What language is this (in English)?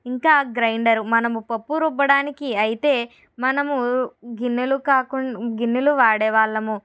Telugu